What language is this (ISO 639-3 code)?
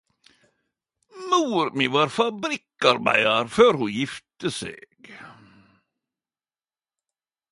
nno